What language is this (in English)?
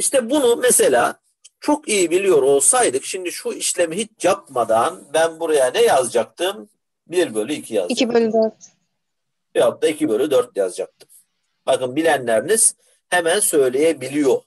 Turkish